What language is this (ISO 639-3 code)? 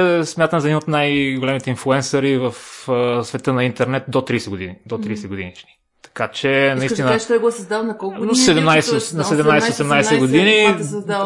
bul